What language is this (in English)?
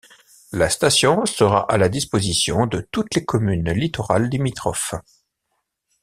French